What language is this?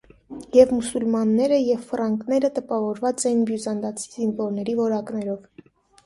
Armenian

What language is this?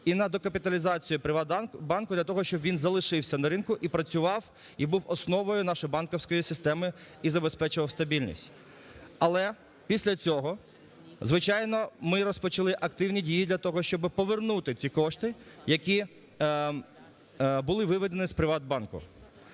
Ukrainian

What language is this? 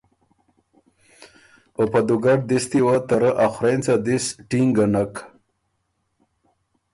Ormuri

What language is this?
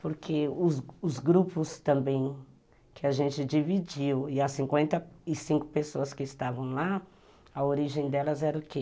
Portuguese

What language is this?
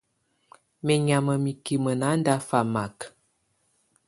Tunen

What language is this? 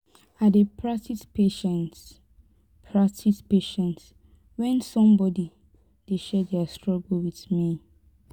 Nigerian Pidgin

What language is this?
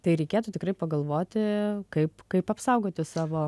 Lithuanian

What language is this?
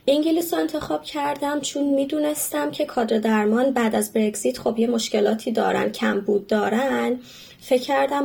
Persian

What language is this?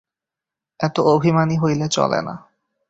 Bangla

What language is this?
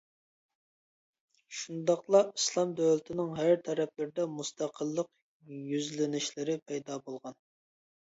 Uyghur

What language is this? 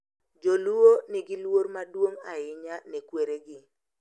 Luo (Kenya and Tanzania)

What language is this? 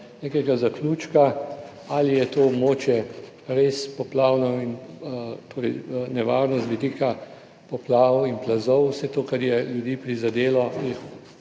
Slovenian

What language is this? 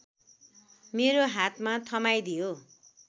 Nepali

